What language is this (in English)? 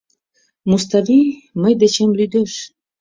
Mari